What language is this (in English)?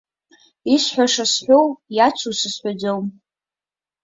Abkhazian